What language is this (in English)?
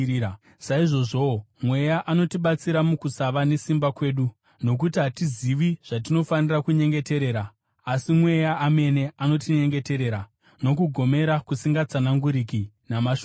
Shona